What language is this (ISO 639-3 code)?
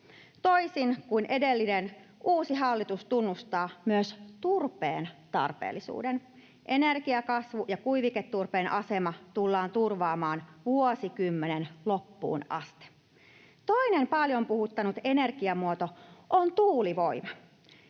fin